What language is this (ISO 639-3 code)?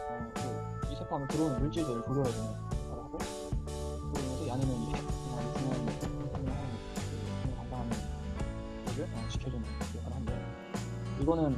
kor